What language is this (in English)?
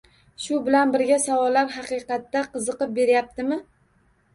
Uzbek